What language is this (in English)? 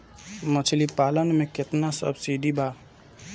Bhojpuri